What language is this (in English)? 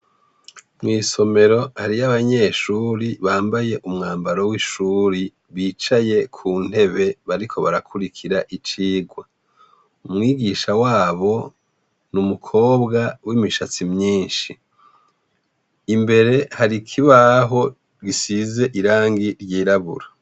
Rundi